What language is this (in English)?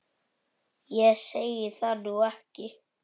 Icelandic